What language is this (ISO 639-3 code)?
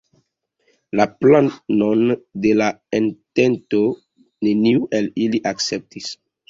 epo